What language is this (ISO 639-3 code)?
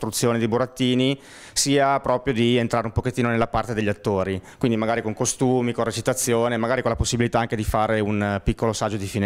ita